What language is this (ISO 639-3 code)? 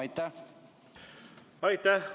est